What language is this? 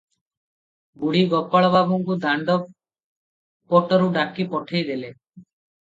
Odia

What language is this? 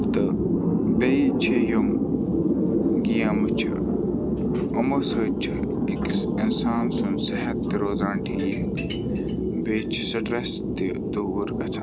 Kashmiri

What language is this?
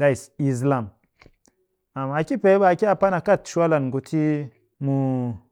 Cakfem-Mushere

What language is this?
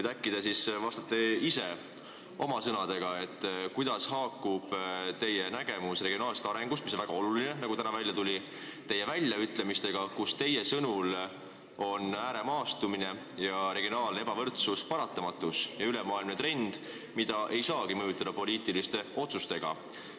Estonian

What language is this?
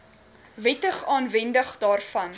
Afrikaans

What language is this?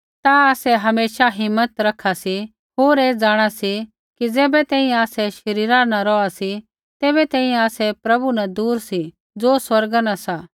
Kullu Pahari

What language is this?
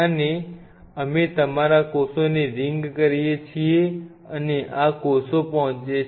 Gujarati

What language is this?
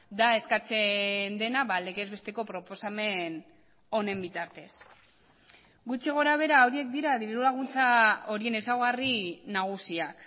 Basque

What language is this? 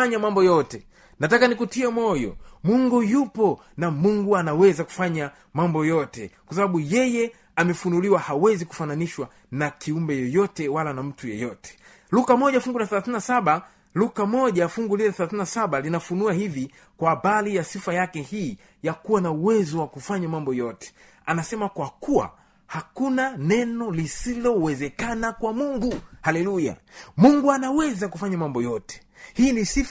Swahili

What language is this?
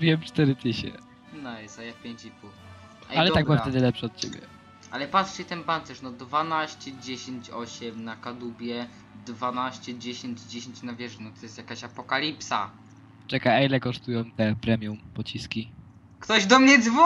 Polish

